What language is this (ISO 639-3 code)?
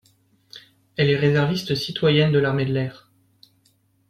fra